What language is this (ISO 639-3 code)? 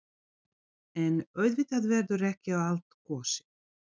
isl